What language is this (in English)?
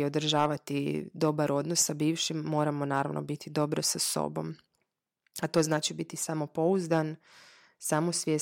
Croatian